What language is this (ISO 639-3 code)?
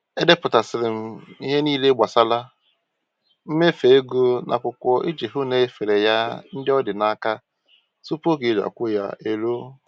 ibo